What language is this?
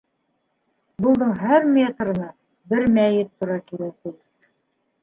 Bashkir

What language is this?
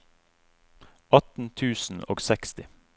Norwegian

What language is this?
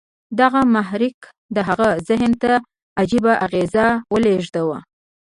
Pashto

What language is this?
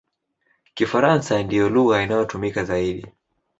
Swahili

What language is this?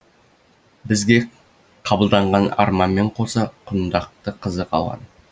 Kazakh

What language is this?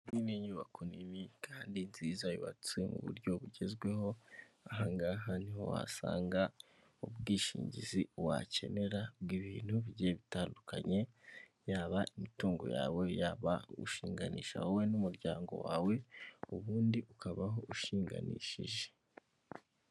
Kinyarwanda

